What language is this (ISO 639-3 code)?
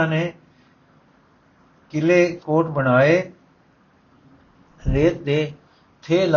pan